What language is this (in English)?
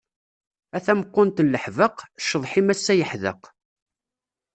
Kabyle